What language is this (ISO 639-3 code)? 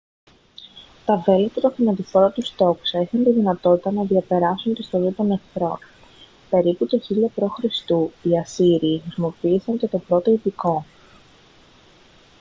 ell